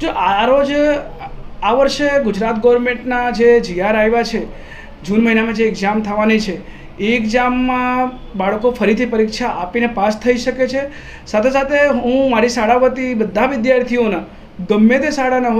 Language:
Gujarati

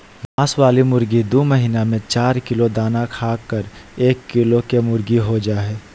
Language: Magahi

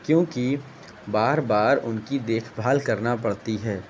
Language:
Urdu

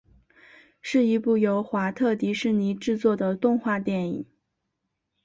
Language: Chinese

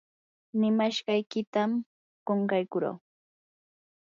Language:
Yanahuanca Pasco Quechua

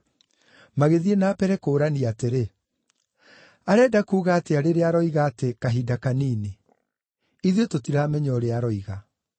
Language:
Kikuyu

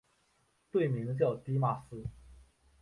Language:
Chinese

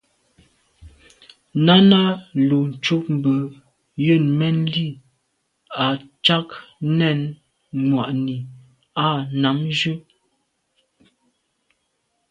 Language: Medumba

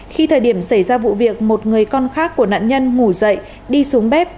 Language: Vietnamese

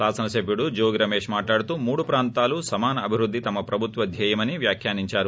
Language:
Telugu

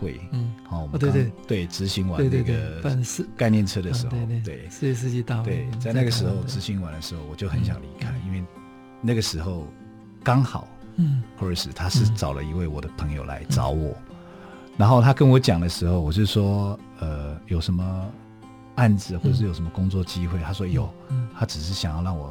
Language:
Chinese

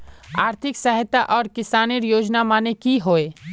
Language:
Magahi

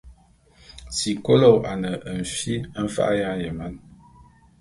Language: Bulu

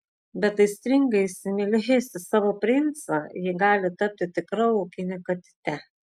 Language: Lithuanian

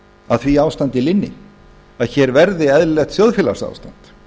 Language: Icelandic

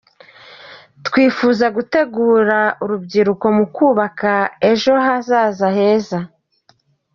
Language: Kinyarwanda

